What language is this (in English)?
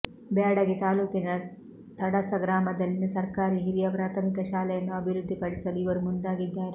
Kannada